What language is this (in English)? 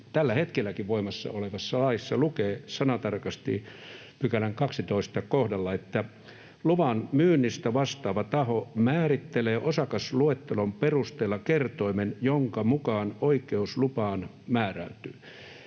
Finnish